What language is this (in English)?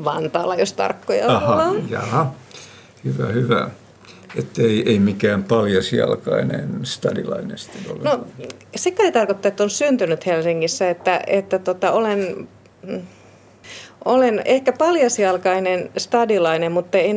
Finnish